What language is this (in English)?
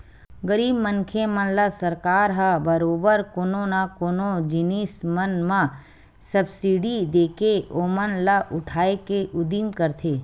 Chhattisgarhi